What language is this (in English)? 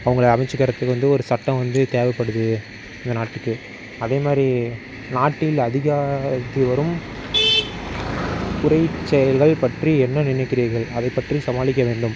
Tamil